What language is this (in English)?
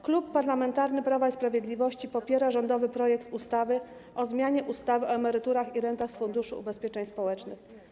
Polish